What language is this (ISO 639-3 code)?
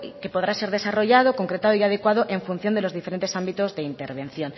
spa